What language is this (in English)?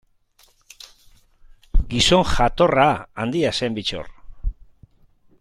Basque